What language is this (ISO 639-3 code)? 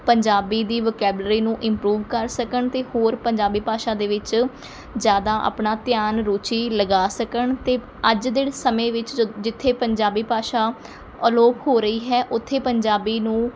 pan